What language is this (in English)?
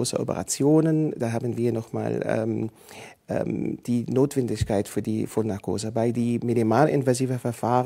German